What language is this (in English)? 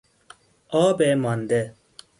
Persian